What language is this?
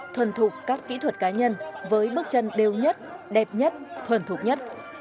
Vietnamese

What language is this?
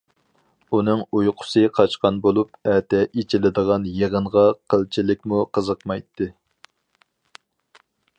Uyghur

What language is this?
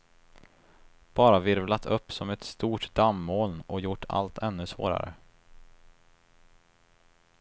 Swedish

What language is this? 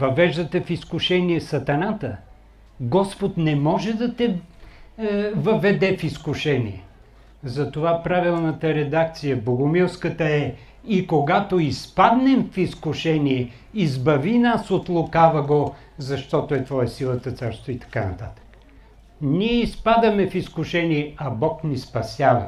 Bulgarian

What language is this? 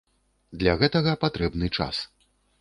Belarusian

